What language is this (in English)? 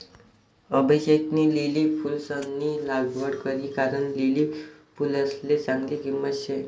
Marathi